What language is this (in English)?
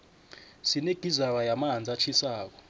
South Ndebele